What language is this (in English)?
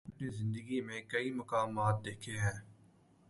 Urdu